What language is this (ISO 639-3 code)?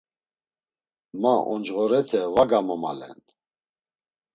lzz